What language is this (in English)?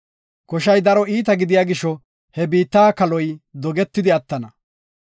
Gofa